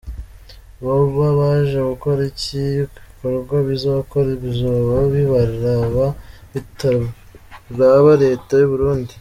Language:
Kinyarwanda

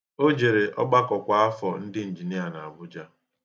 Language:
Igbo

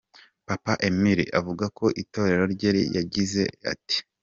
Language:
Kinyarwanda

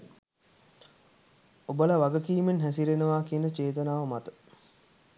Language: Sinhala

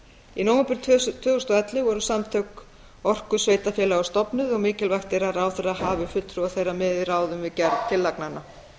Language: Icelandic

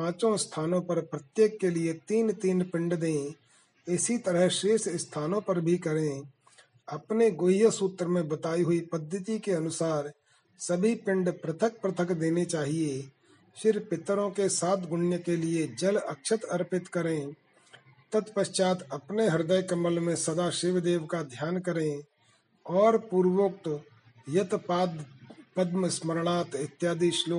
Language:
Hindi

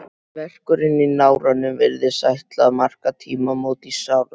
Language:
Icelandic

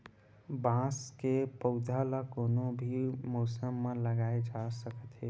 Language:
Chhattisgarhi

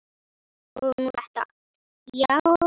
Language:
Icelandic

